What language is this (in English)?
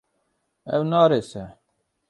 Kurdish